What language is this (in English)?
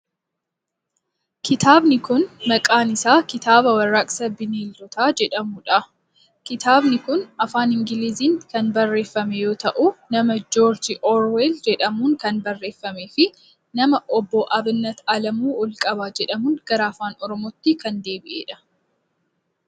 Oromo